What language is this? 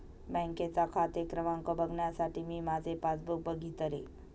Marathi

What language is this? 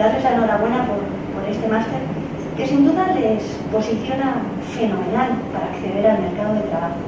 Spanish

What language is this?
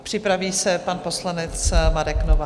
Czech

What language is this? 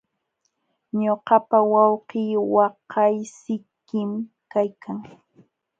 Jauja Wanca Quechua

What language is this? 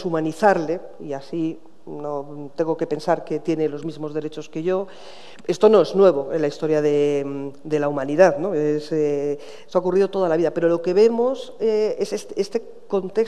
Spanish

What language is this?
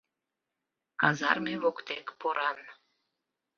Mari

